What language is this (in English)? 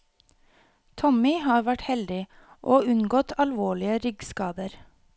Norwegian